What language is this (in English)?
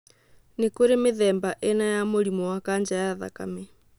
Kikuyu